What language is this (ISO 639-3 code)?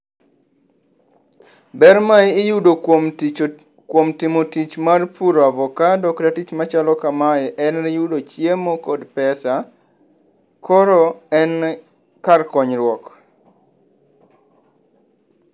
luo